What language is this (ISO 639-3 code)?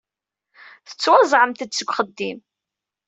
kab